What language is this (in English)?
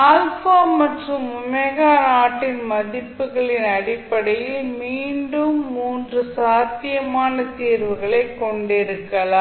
Tamil